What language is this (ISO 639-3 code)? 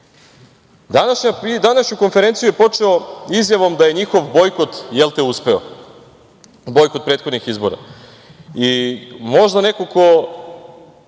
srp